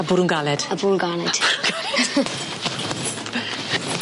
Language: Welsh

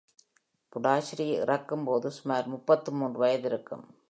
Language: Tamil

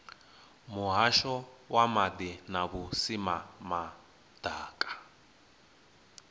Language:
Venda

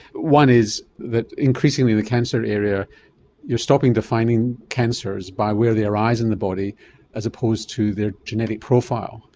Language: English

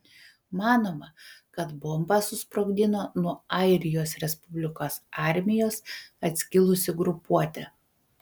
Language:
Lithuanian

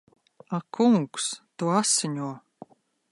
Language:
Latvian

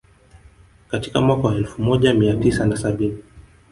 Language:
Swahili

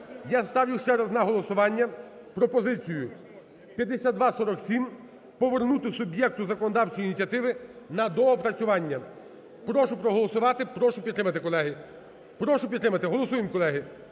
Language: Ukrainian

